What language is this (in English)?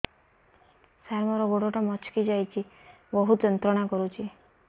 Odia